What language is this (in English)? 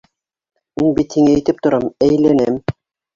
Bashkir